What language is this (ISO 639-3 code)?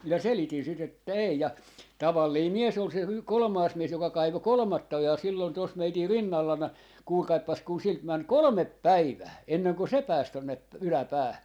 fin